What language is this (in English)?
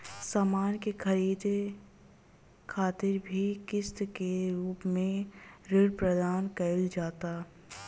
Bhojpuri